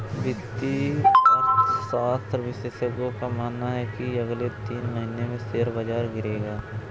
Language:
Hindi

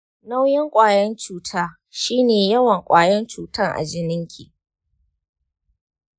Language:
Hausa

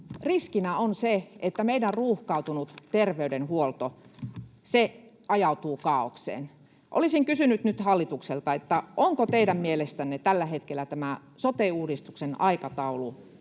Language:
Finnish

